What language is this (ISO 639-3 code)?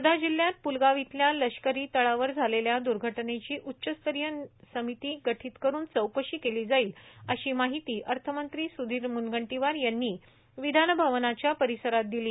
mar